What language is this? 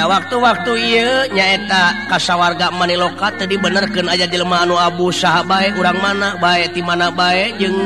Indonesian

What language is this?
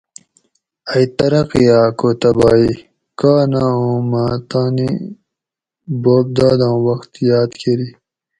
Gawri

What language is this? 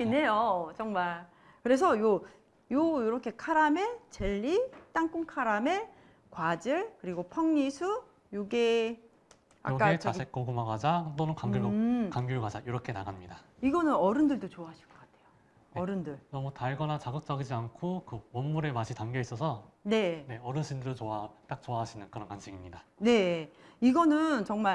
Korean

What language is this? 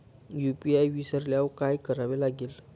Marathi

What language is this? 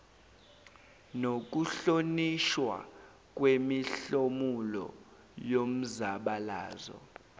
Zulu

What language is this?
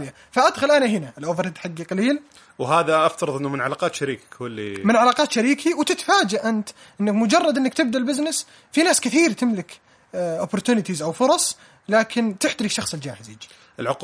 Arabic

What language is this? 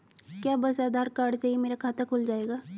Hindi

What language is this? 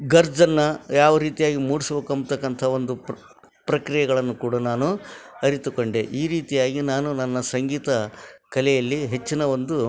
Kannada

